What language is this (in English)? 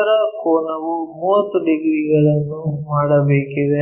Kannada